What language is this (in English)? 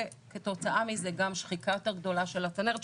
Hebrew